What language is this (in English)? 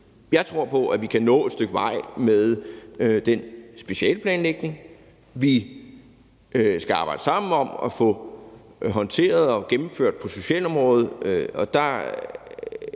Danish